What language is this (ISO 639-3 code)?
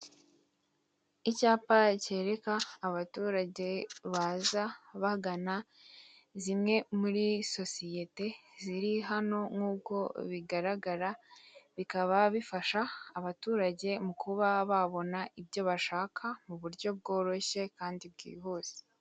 kin